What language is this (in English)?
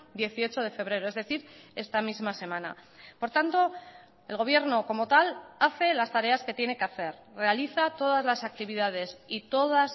Spanish